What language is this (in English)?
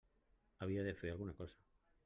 Catalan